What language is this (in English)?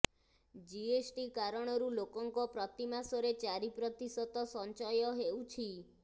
Odia